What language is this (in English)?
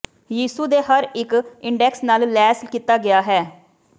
Punjabi